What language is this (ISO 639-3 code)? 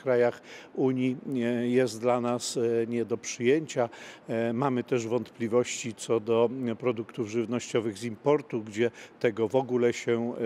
pol